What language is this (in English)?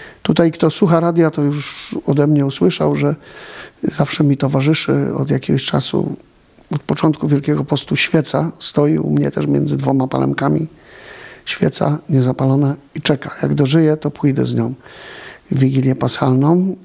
Polish